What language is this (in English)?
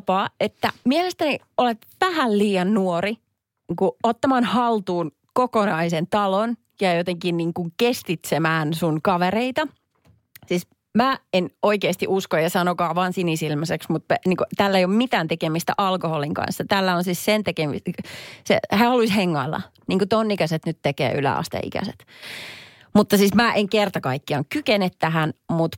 Finnish